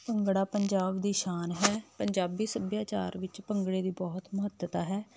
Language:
Punjabi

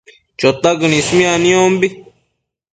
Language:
Matsés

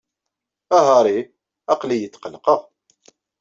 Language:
Kabyle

